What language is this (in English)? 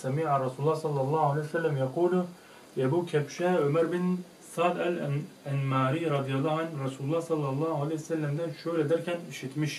Turkish